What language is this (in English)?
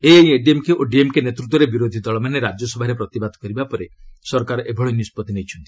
Odia